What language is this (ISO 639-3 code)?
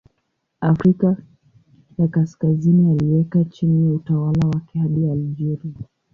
swa